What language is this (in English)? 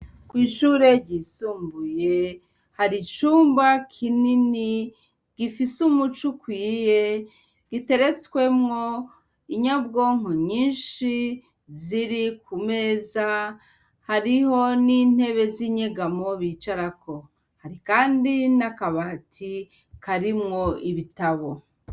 Rundi